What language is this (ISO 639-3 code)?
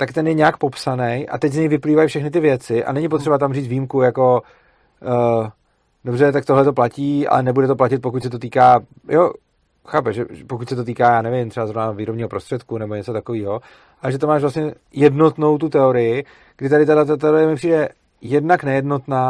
ces